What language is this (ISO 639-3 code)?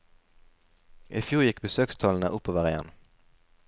nor